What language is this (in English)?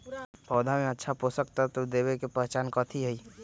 Magahi